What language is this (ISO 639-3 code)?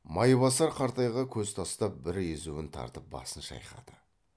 kaz